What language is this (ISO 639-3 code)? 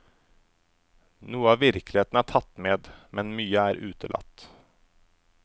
nor